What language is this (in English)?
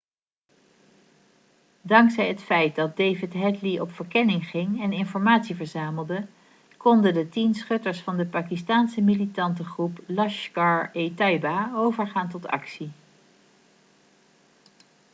Dutch